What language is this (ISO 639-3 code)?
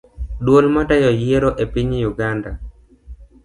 luo